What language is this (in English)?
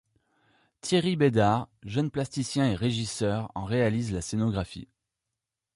French